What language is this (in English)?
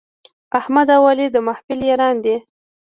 Pashto